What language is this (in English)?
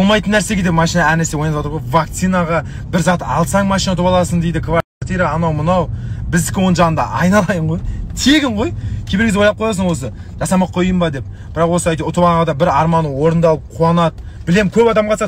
Russian